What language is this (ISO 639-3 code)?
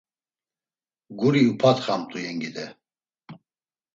lzz